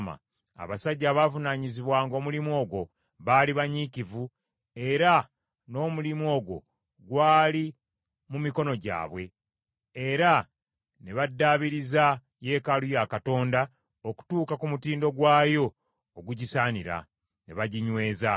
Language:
Ganda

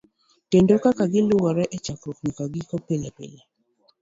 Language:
Luo (Kenya and Tanzania)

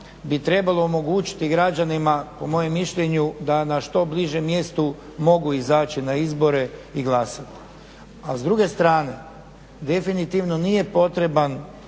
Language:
Croatian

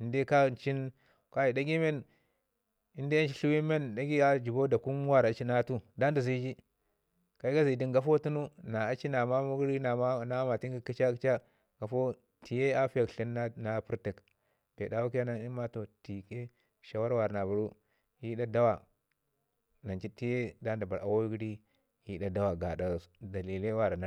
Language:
Ngizim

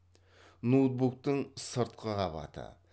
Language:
Kazakh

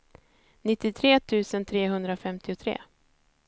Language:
Swedish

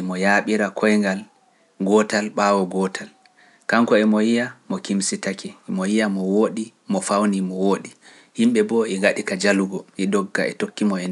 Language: Pular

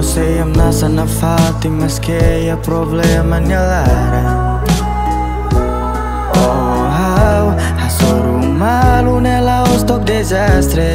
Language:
Indonesian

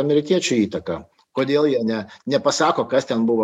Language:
Lithuanian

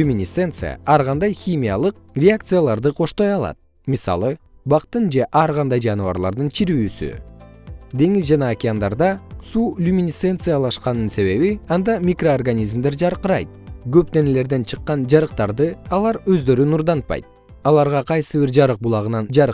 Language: Kyrgyz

